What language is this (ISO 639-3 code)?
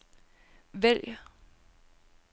dan